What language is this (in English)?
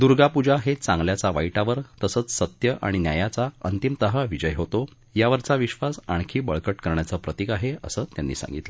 Marathi